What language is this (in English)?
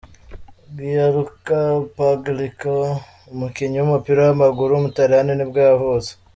Kinyarwanda